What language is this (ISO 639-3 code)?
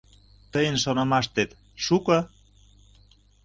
chm